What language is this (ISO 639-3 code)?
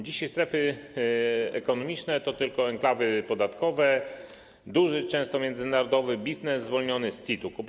pol